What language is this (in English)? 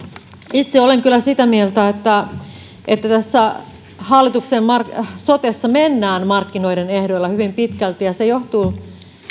Finnish